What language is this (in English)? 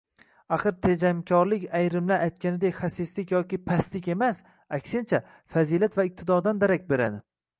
Uzbek